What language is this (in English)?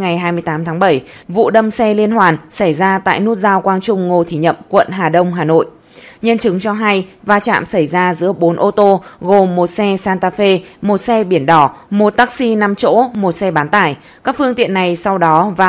Vietnamese